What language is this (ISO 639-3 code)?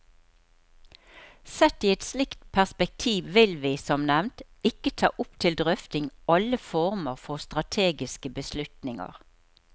nor